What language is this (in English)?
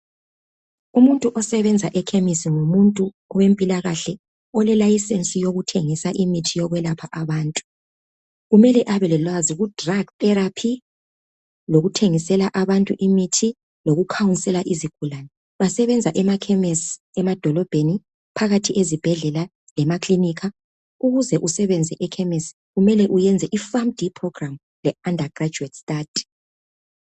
North Ndebele